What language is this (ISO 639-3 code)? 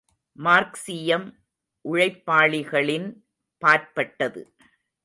tam